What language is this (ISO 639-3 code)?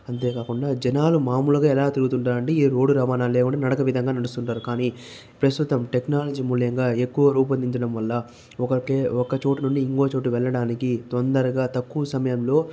tel